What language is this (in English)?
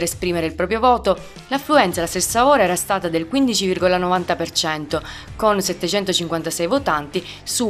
Italian